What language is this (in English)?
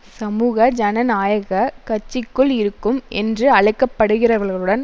Tamil